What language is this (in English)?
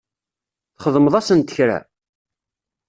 Kabyle